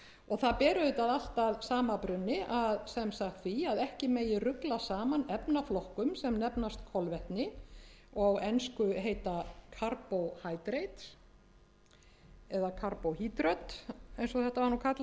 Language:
Icelandic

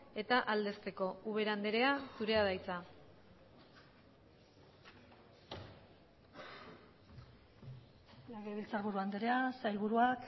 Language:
Basque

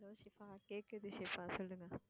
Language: Tamil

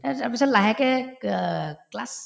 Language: Assamese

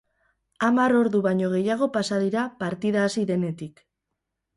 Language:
Basque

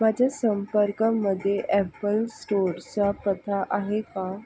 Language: Marathi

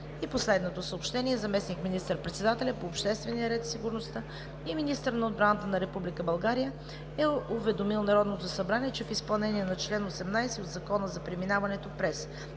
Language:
Bulgarian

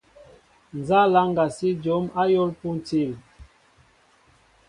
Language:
Mbo (Cameroon)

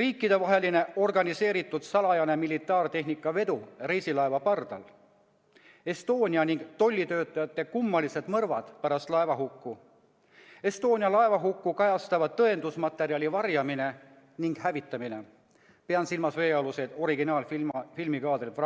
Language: Estonian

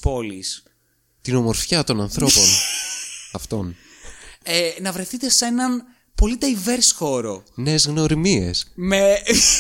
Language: Greek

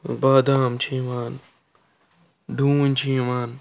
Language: Kashmiri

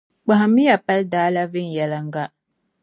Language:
Dagbani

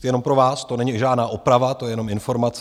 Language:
Czech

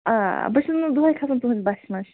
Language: Kashmiri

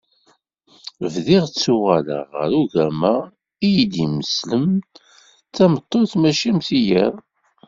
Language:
Kabyle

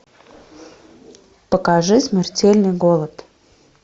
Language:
Russian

